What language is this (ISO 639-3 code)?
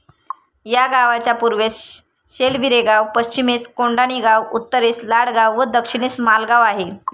mar